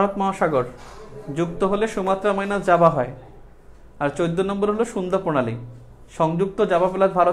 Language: Hindi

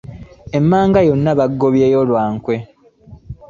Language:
Ganda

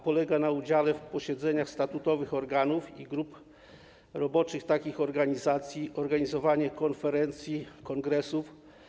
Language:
Polish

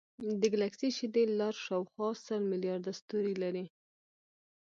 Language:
Pashto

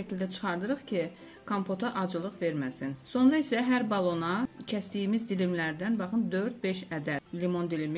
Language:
Turkish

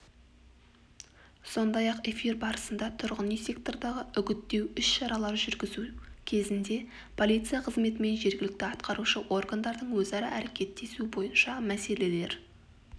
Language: Kazakh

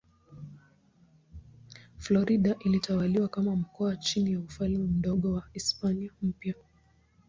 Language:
Swahili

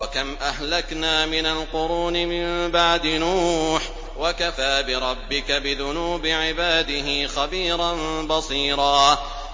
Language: Arabic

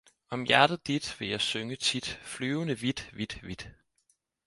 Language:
Danish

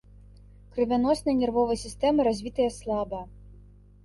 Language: Belarusian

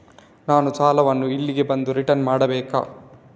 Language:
Kannada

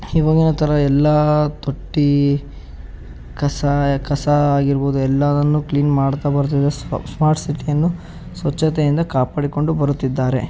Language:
Kannada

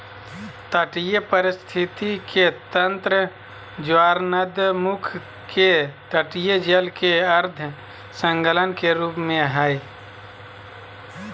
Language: Magahi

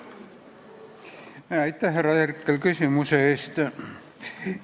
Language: Estonian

